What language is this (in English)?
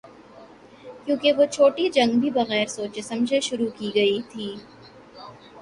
Urdu